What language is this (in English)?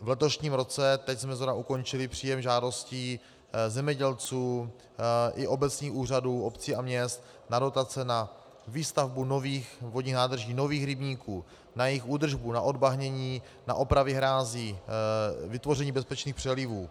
Czech